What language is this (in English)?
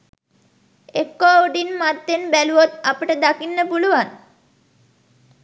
Sinhala